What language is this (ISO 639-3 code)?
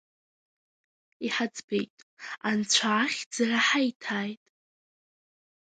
abk